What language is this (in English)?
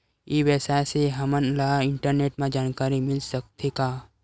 Chhattisgarhi